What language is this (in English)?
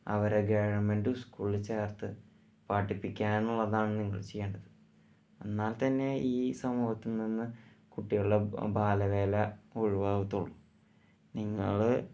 Malayalam